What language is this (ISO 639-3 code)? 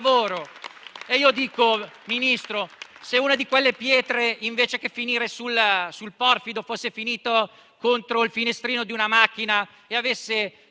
ita